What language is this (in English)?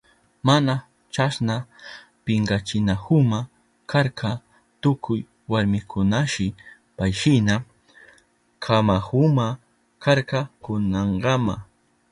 Southern Pastaza Quechua